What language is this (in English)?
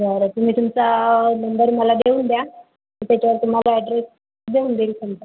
Marathi